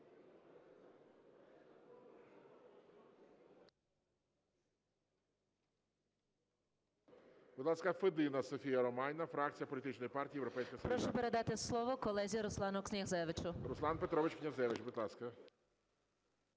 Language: Ukrainian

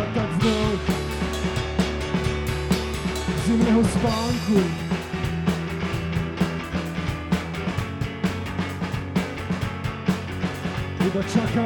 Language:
Slovak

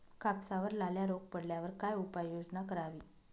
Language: Marathi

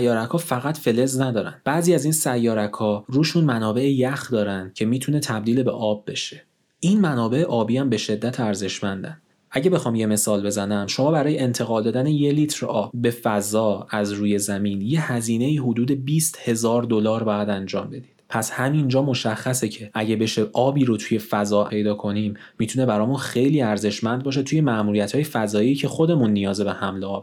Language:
Persian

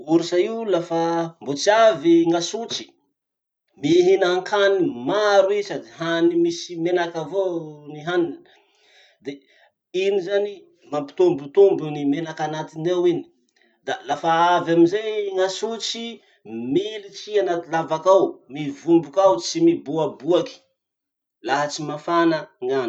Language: Masikoro Malagasy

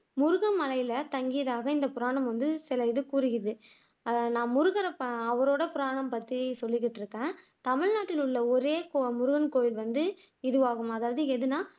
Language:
Tamil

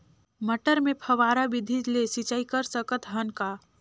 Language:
Chhattisgarhi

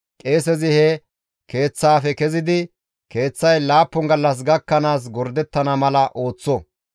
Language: Gamo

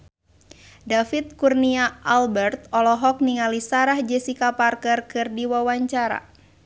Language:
Sundanese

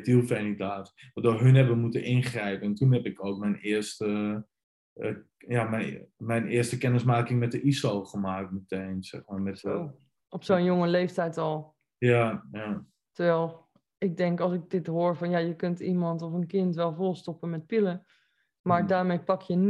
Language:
Dutch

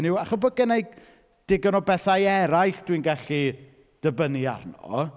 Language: Welsh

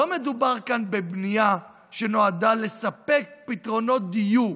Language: Hebrew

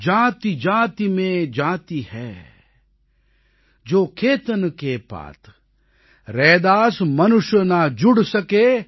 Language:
Tamil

